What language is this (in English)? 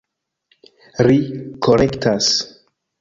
Esperanto